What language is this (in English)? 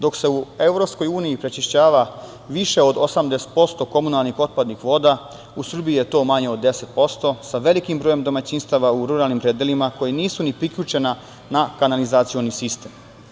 Serbian